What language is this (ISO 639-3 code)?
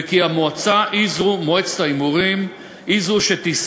heb